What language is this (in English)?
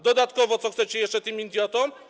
Polish